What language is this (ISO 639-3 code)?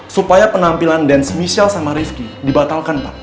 ind